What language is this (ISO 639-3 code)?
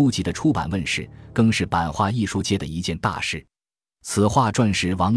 zho